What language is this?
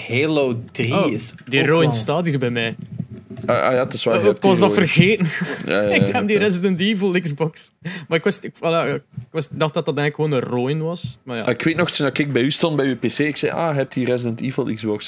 Dutch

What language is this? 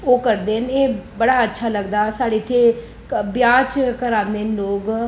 Dogri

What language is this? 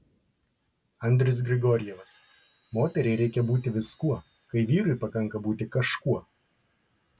Lithuanian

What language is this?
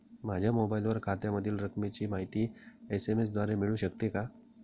Marathi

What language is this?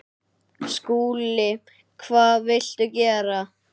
Icelandic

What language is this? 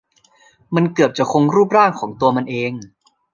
Thai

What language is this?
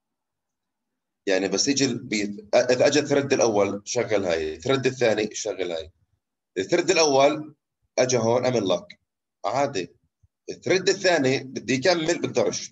Arabic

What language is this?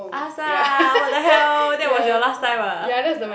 English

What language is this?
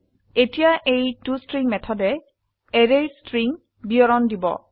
Assamese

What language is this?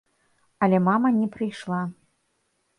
Belarusian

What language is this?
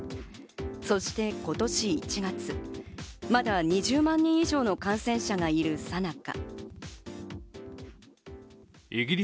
Japanese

